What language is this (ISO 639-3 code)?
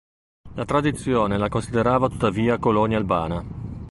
ita